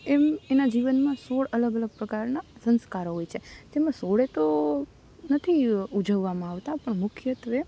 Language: Gujarati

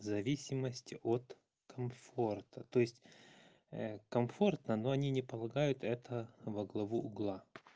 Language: Russian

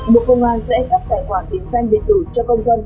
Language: Vietnamese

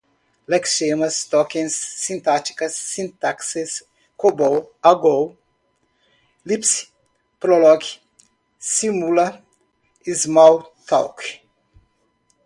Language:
Portuguese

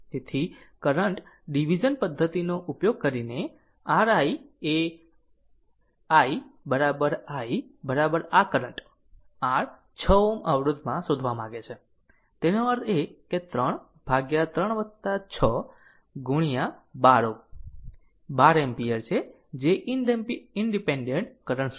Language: Gujarati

